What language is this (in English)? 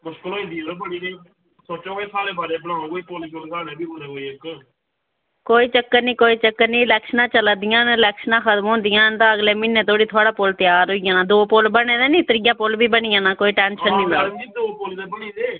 Dogri